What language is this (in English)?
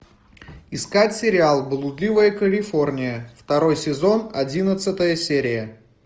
Russian